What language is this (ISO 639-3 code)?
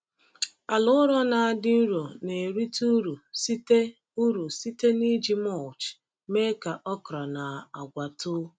ibo